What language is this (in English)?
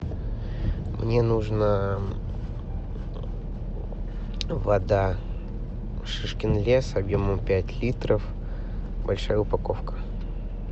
Russian